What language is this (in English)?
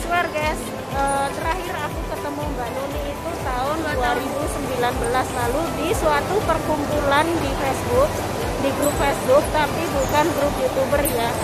Indonesian